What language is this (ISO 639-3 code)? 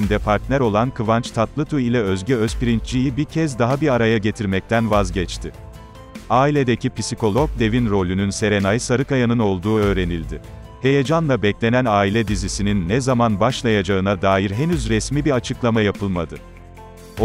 tur